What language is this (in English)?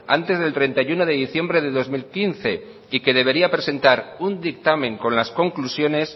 Spanish